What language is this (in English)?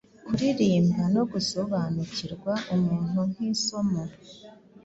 Kinyarwanda